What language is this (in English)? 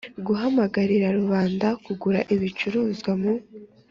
Kinyarwanda